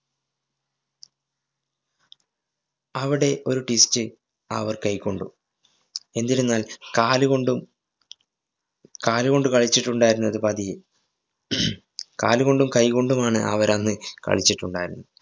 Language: Malayalam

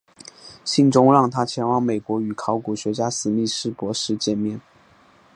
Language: Chinese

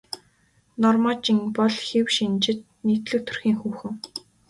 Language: Mongolian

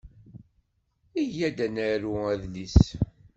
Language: Kabyle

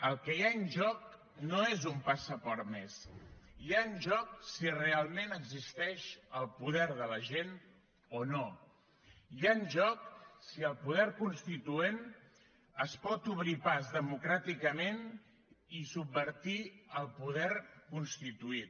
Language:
Catalan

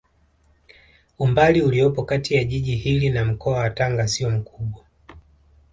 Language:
Swahili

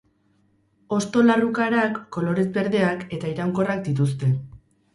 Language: Basque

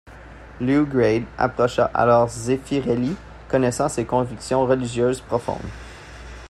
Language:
French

